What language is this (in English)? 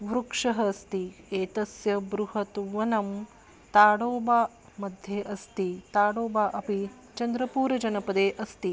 Sanskrit